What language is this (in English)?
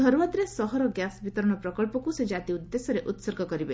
Odia